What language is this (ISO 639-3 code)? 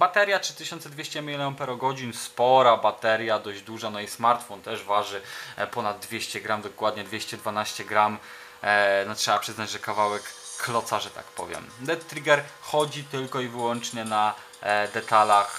pol